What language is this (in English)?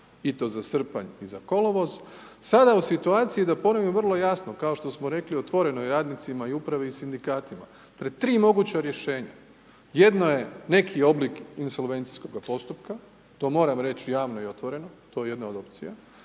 Croatian